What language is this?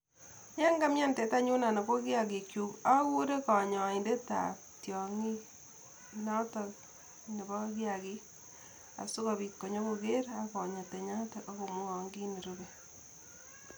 Kalenjin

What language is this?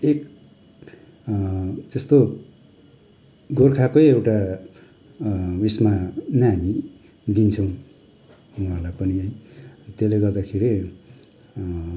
Nepali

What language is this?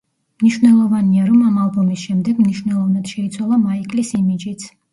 Georgian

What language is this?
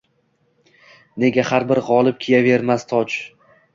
Uzbek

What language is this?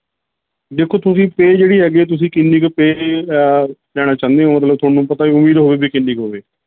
Punjabi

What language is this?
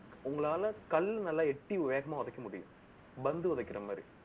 Tamil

